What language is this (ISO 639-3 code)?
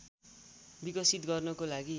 nep